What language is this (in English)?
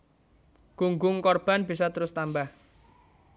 Javanese